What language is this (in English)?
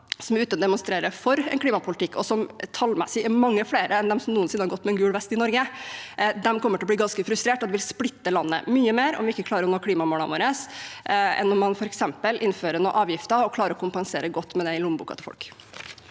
Norwegian